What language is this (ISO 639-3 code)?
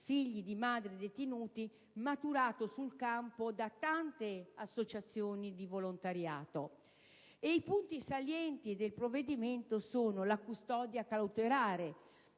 ita